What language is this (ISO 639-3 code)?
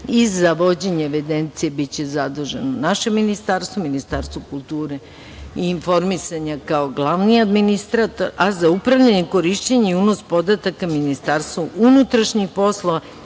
srp